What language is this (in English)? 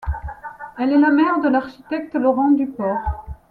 French